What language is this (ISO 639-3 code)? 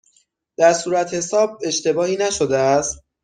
fas